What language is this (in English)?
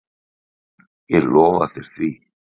Icelandic